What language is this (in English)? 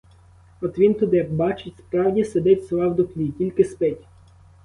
Ukrainian